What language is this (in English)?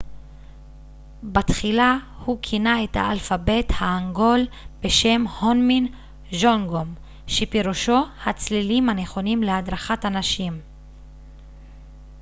Hebrew